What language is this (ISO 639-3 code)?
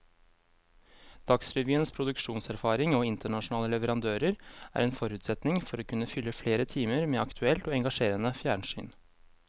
nor